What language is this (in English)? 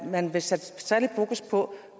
Danish